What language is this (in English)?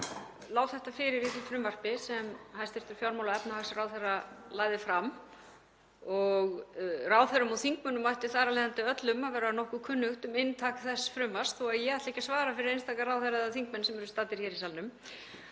Icelandic